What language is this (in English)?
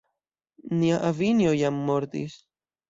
Esperanto